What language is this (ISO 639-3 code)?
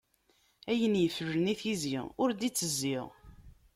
kab